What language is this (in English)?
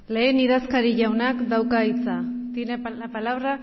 Basque